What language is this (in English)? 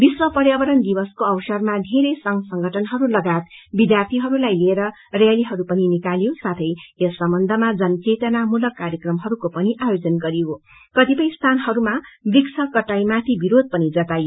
Nepali